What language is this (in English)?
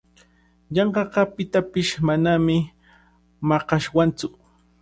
Cajatambo North Lima Quechua